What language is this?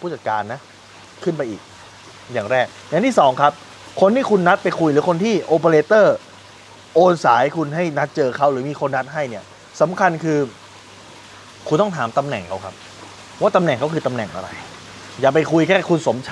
Thai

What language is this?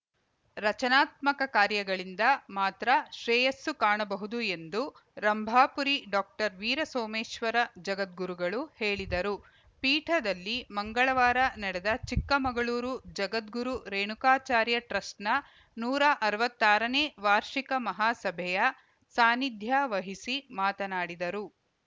Kannada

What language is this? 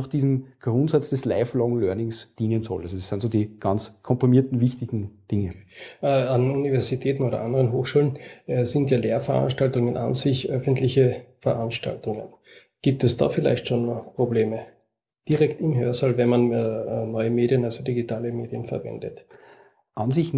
German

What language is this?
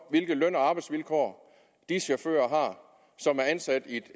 Danish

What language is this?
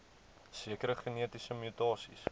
Afrikaans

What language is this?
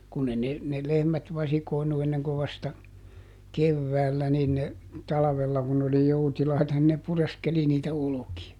Finnish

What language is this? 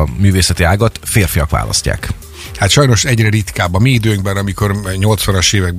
Hungarian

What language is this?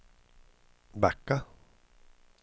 Swedish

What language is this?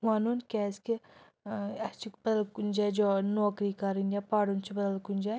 Kashmiri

